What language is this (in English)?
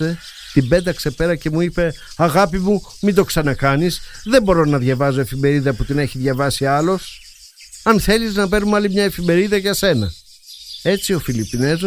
Greek